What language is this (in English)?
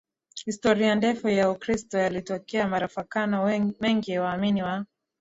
Swahili